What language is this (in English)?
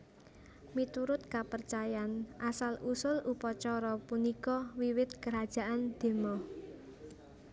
Javanese